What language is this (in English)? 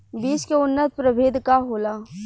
Bhojpuri